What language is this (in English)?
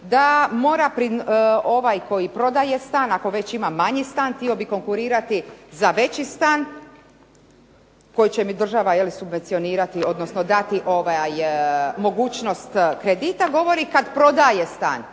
Croatian